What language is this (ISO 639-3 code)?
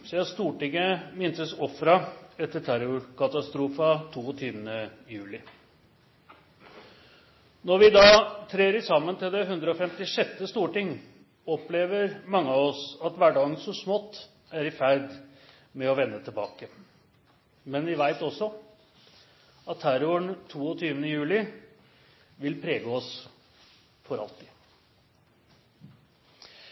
nno